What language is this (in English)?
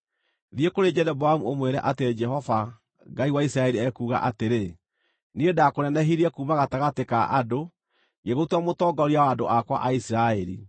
Kikuyu